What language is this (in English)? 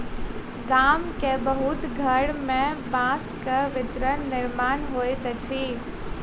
Maithili